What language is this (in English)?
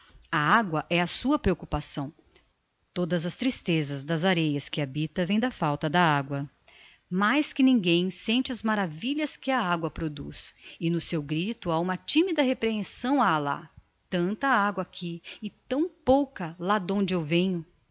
Portuguese